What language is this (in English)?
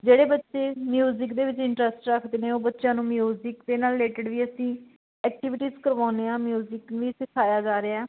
Punjabi